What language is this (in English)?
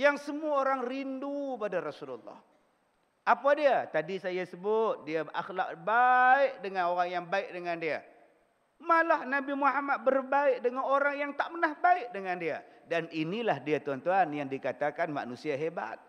Malay